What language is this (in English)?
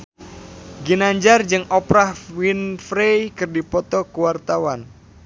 Sundanese